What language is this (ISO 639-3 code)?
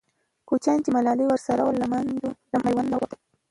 pus